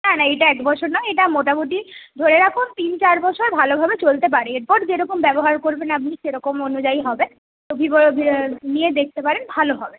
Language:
Bangla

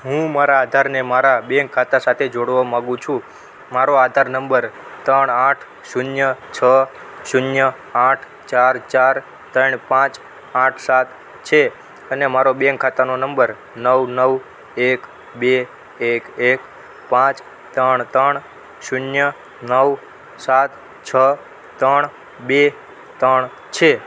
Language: Gujarati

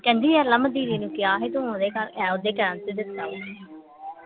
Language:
Punjabi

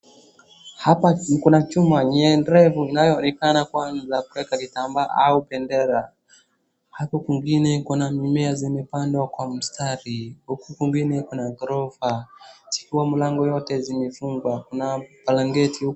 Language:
Swahili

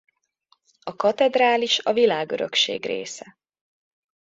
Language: Hungarian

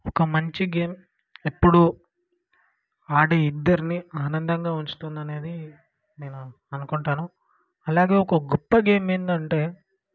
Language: Telugu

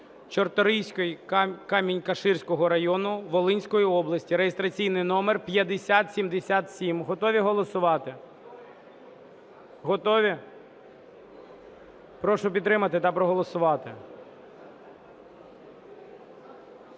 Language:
Ukrainian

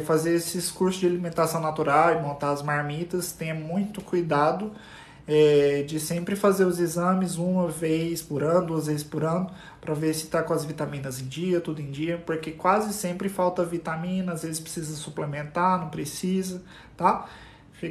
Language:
Portuguese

